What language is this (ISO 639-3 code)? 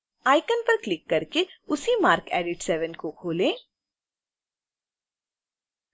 hin